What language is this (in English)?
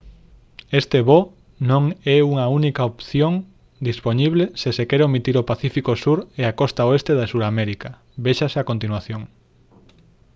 Galician